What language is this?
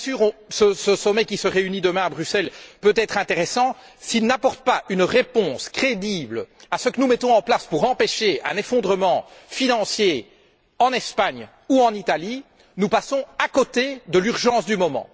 French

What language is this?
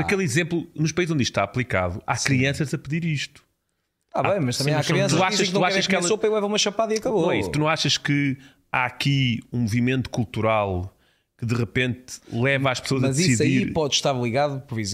Portuguese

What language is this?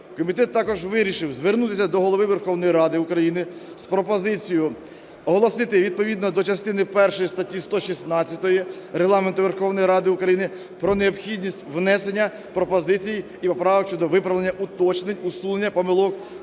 Ukrainian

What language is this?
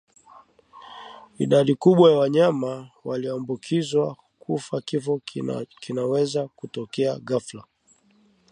Swahili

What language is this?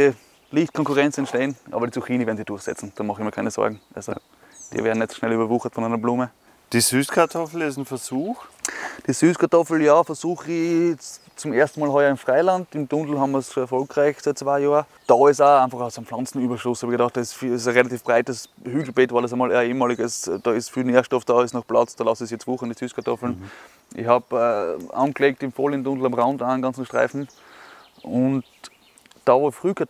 German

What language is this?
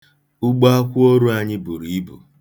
Igbo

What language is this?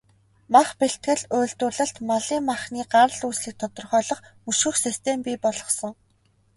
Mongolian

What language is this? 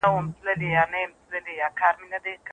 Pashto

